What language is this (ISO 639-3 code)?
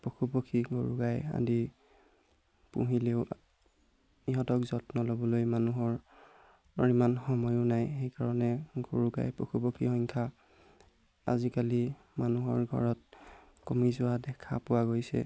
asm